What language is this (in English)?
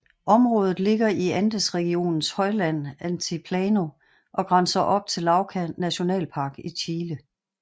Danish